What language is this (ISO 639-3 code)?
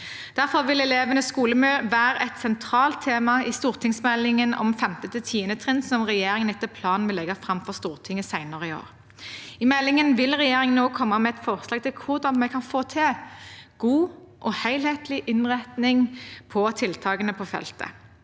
nor